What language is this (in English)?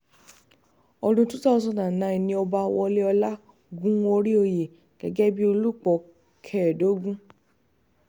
Yoruba